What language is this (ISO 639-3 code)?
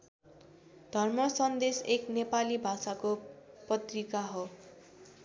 nep